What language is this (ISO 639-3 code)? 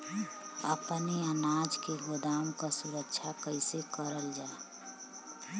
bho